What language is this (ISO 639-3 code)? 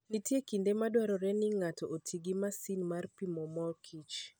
luo